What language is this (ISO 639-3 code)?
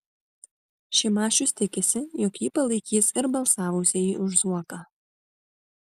lit